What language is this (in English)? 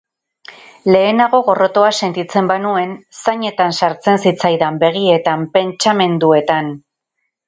Basque